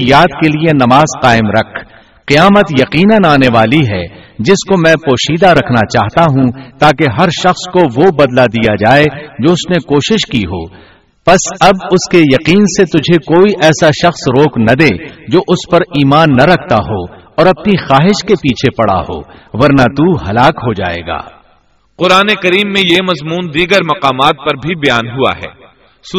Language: Urdu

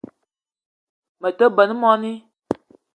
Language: Eton (Cameroon)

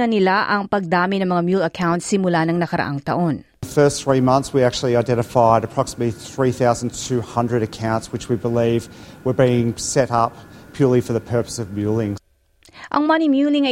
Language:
Filipino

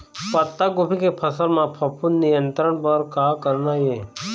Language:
Chhattisgarhi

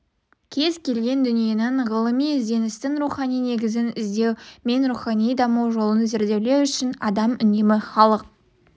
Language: Kazakh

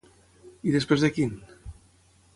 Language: Catalan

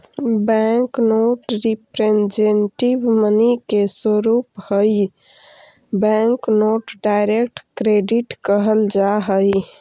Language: Magahi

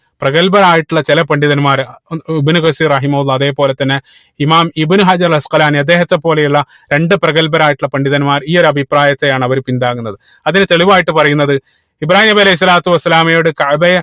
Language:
Malayalam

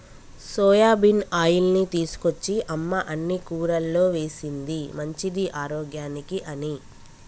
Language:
Telugu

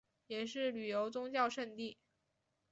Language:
Chinese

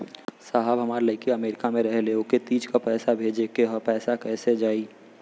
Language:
Bhojpuri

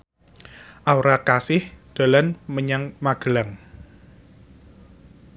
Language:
Javanese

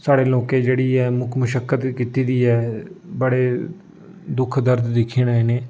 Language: Dogri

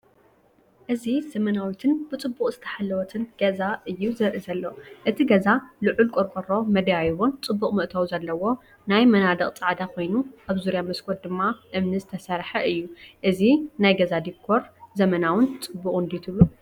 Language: Tigrinya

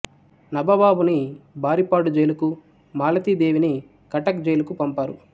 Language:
Telugu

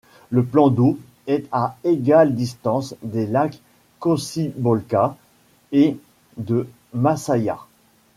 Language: French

